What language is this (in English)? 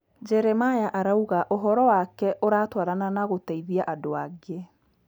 Kikuyu